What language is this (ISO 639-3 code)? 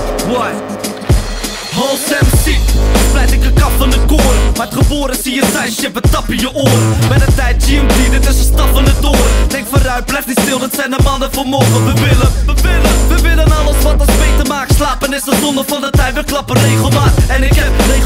nld